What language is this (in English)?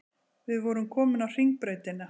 Icelandic